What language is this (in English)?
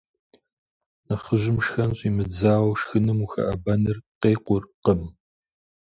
Kabardian